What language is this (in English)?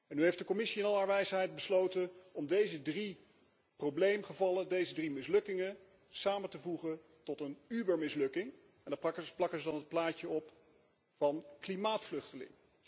Dutch